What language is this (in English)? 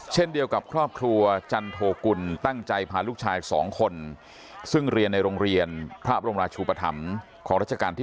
Thai